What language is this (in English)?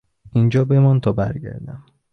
Persian